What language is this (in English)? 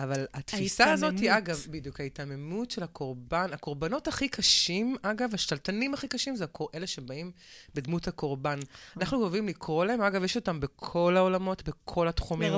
Hebrew